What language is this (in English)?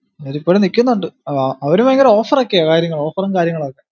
Malayalam